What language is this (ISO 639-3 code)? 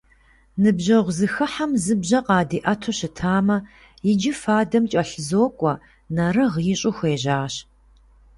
kbd